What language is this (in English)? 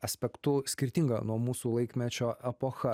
Lithuanian